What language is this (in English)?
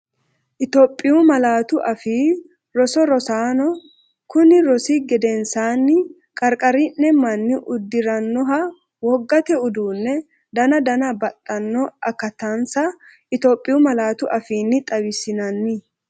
Sidamo